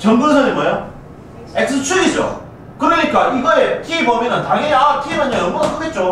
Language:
Korean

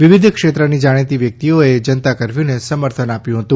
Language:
Gujarati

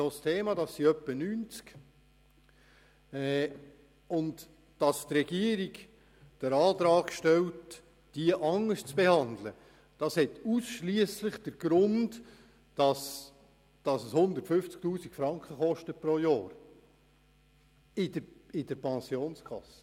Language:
Swiss German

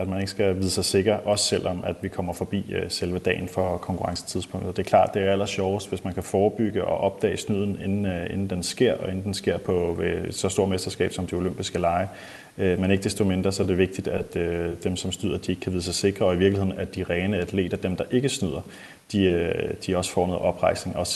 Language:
Danish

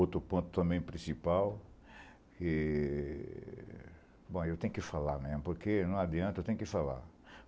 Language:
Portuguese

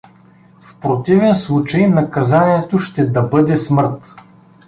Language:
Bulgarian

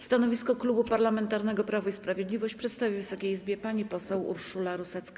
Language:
Polish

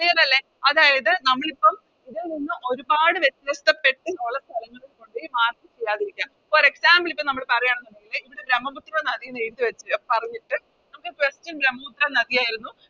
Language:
Malayalam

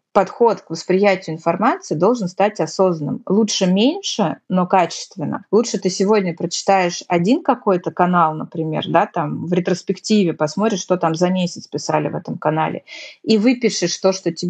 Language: Russian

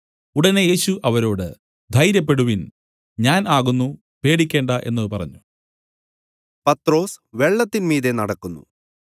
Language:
Malayalam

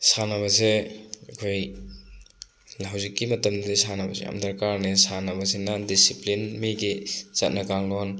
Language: Manipuri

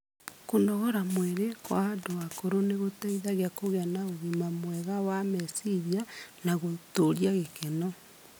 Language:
Kikuyu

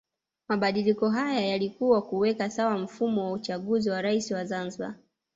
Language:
Swahili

